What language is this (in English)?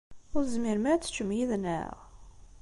Kabyle